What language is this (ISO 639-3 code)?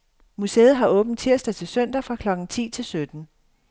dan